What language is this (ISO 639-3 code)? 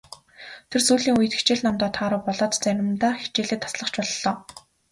mon